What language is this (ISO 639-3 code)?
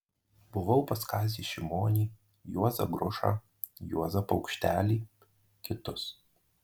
lit